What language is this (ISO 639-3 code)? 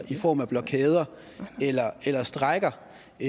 dan